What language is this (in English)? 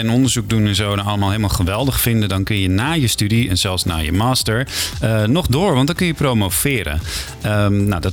Dutch